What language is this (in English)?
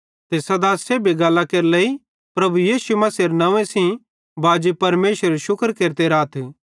Bhadrawahi